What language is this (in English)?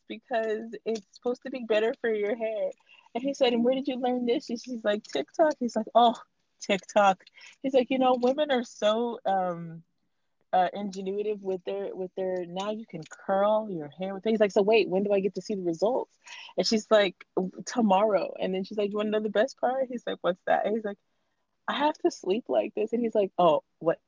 English